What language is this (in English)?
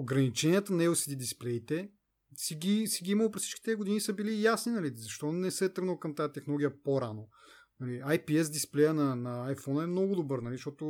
Bulgarian